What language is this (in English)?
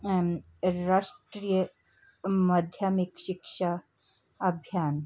Punjabi